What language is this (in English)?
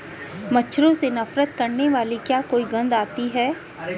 Hindi